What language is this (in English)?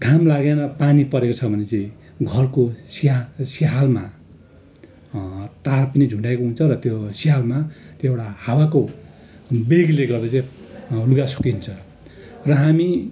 Nepali